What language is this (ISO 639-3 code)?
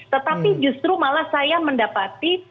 ind